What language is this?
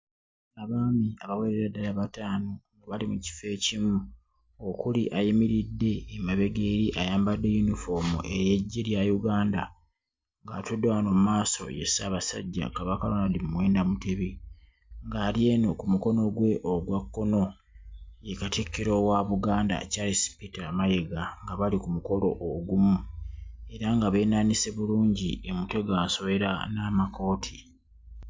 Ganda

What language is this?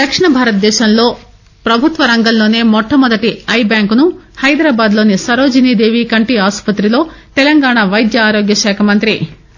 Telugu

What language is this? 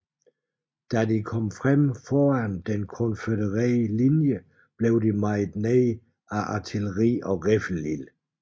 Danish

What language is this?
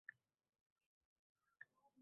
Uzbek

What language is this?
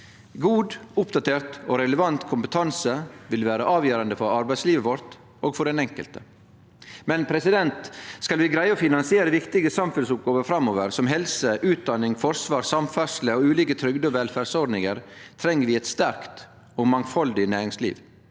Norwegian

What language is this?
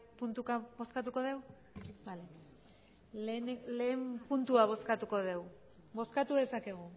Basque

